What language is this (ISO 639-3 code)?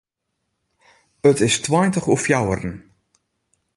fry